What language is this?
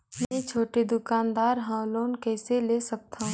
Chhattisgarhi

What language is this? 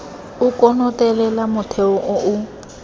Tswana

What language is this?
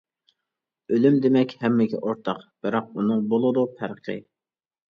Uyghur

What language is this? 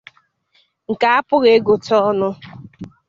Igbo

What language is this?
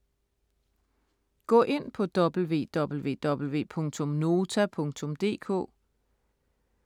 Danish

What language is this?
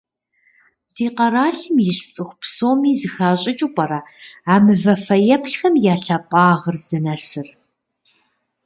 Kabardian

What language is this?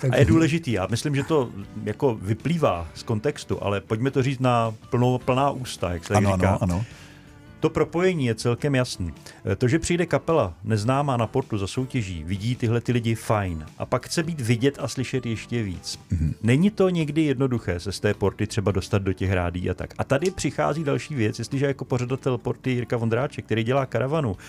Czech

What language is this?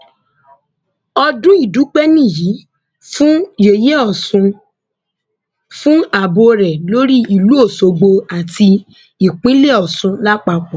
Yoruba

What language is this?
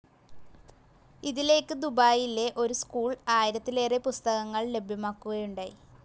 Malayalam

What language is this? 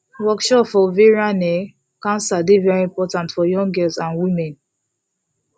Nigerian Pidgin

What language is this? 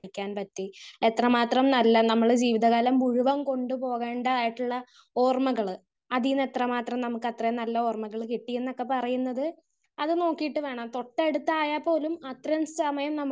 Malayalam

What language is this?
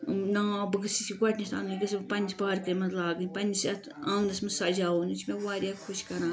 Kashmiri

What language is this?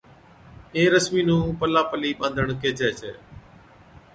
Od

